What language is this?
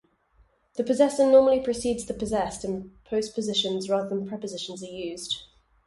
English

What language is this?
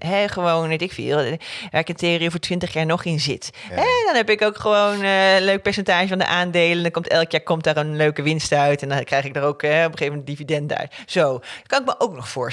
Dutch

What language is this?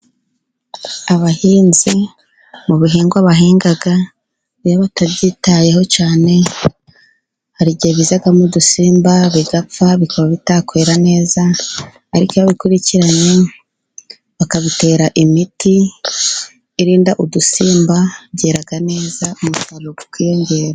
Kinyarwanda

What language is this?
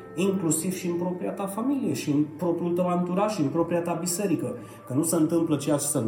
Romanian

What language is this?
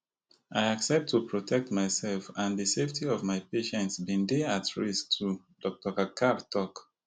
Nigerian Pidgin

